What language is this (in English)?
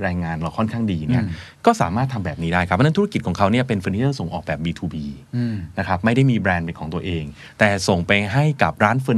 Thai